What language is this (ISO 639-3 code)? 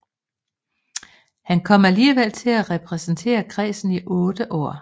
dan